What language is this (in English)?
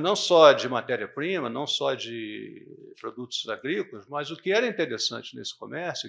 Portuguese